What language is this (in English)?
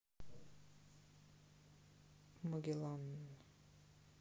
Russian